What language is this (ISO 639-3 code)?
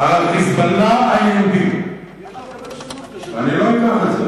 heb